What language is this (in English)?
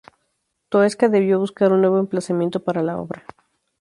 Spanish